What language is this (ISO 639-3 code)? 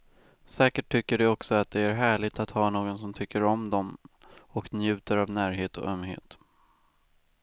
swe